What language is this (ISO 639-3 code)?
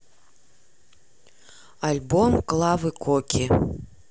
rus